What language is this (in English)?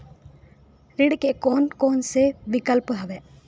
Chhattisgarhi